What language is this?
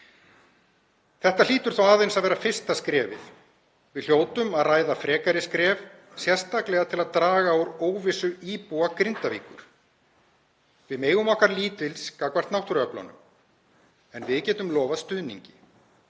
Icelandic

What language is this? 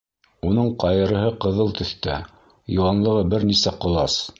Bashkir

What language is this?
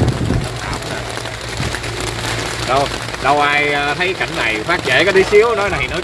Vietnamese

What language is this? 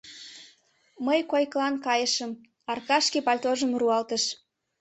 Mari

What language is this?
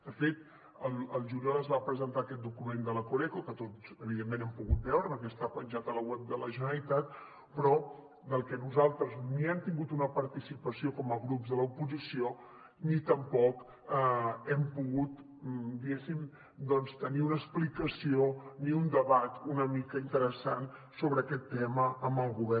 Catalan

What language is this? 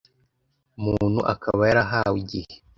Kinyarwanda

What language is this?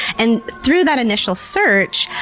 English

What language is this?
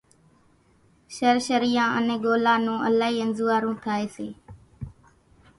Kachi Koli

